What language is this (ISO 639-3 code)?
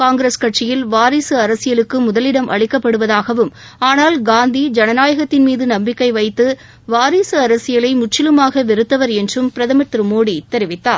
tam